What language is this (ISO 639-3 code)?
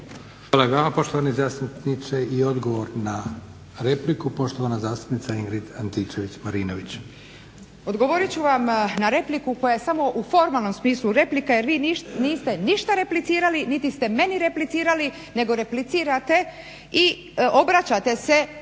hrv